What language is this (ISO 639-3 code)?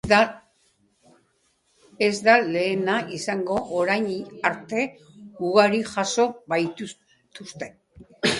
eus